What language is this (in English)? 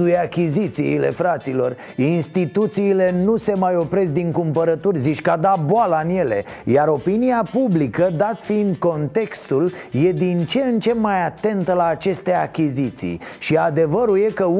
Romanian